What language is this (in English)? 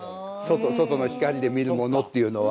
Japanese